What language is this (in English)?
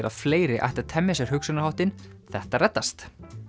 Icelandic